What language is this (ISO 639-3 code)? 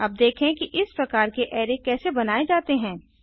hin